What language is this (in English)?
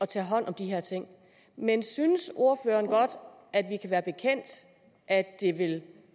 Danish